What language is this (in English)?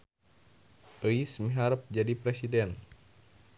Sundanese